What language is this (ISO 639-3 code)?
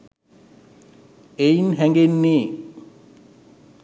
sin